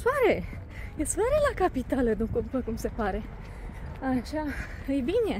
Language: Romanian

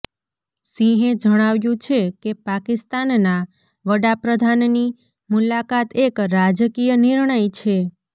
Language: Gujarati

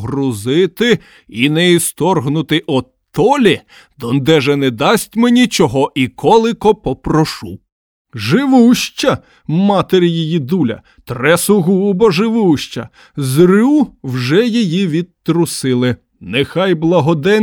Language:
Ukrainian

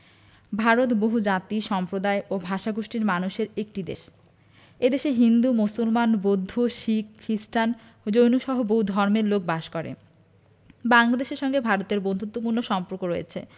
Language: Bangla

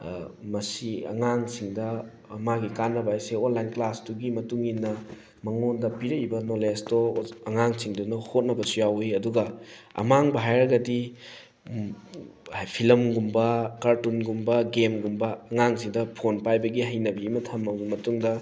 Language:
Manipuri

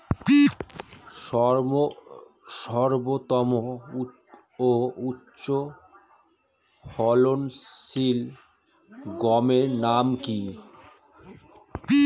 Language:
Bangla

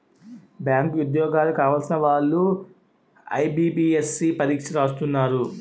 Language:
Telugu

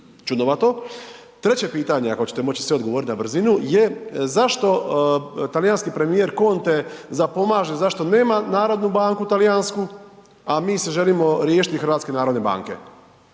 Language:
Croatian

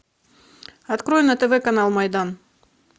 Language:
Russian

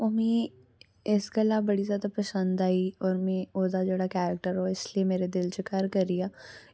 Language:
Dogri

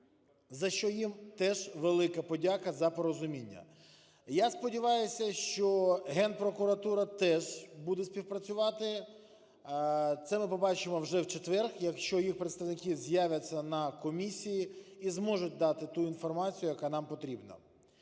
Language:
Ukrainian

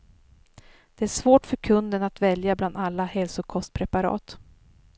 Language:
Swedish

